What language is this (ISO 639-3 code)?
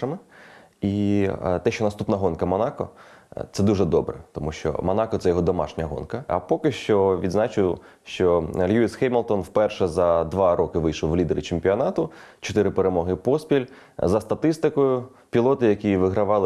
ukr